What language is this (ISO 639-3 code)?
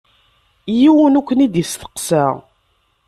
kab